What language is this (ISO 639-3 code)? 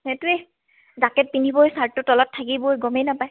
asm